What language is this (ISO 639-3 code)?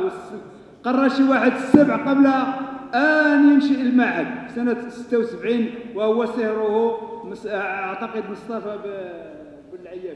ara